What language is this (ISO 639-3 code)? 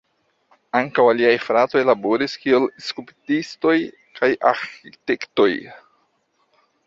epo